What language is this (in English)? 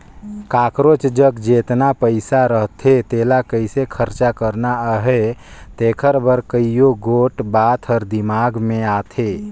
Chhattisgarhi